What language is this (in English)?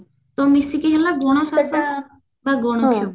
Odia